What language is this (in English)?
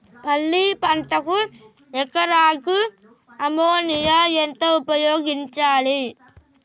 Telugu